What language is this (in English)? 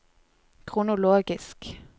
Norwegian